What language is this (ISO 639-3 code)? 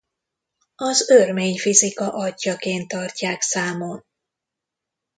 hun